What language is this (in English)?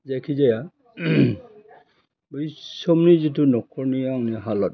Bodo